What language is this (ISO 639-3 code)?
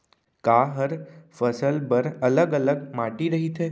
hne